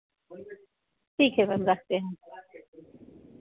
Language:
Hindi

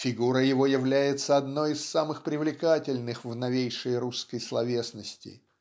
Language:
Russian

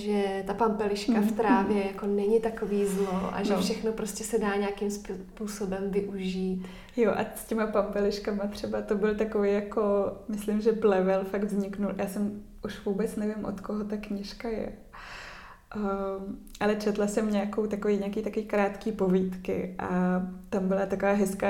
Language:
Czech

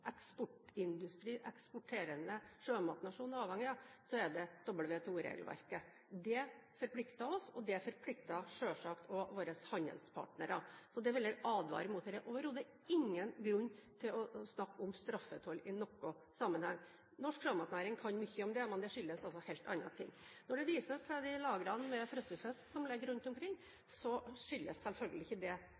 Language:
Norwegian Bokmål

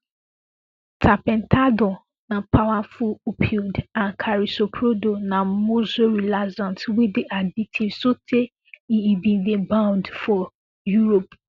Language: Nigerian Pidgin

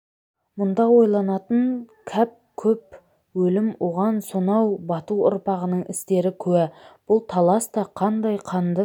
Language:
Kazakh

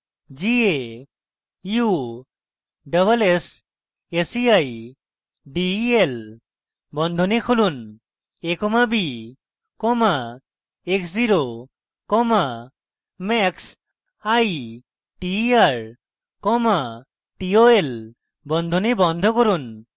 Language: Bangla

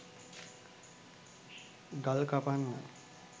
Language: Sinhala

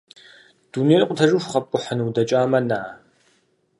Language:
Kabardian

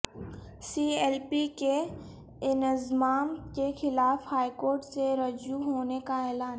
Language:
Urdu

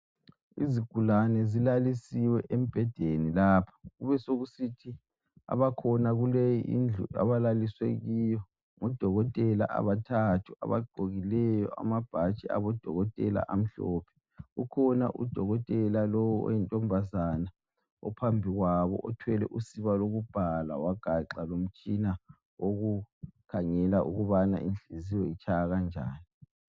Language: North Ndebele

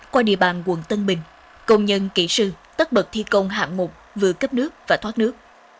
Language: Vietnamese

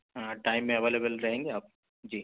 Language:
Urdu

